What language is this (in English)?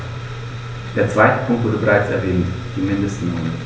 German